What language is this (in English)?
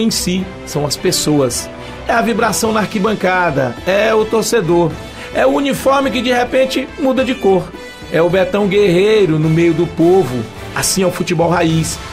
Portuguese